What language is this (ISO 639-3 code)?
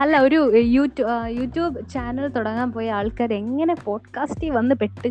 mal